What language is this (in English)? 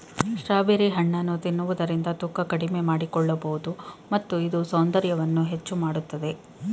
Kannada